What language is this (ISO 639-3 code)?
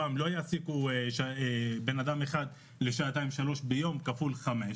heb